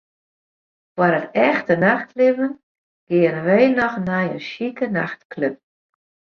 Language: Western Frisian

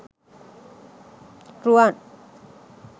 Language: Sinhala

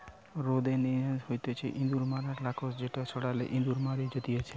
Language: Bangla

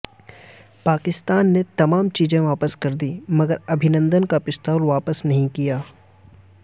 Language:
Urdu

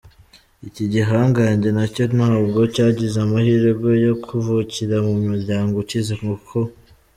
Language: Kinyarwanda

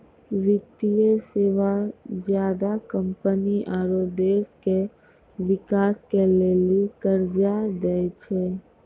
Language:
Maithili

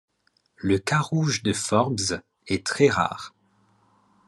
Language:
French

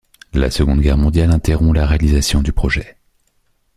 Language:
French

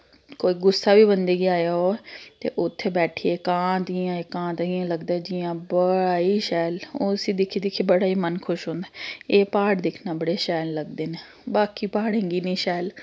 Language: Dogri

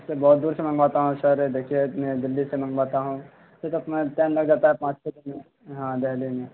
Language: Urdu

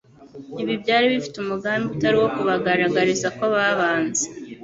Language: Kinyarwanda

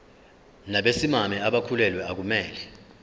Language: Zulu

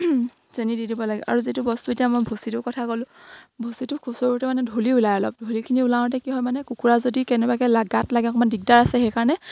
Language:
Assamese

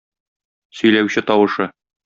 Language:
Tatar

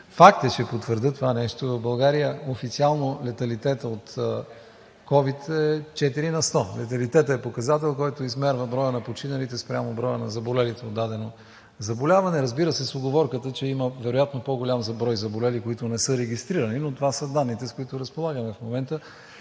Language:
Bulgarian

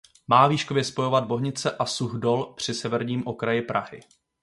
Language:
Czech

